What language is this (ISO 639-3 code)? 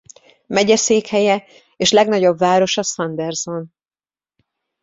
hun